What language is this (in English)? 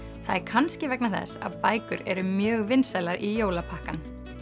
Icelandic